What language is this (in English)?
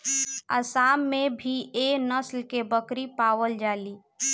Bhojpuri